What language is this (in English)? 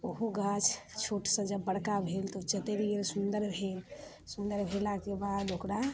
Maithili